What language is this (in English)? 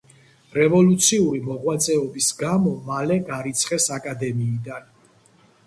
Georgian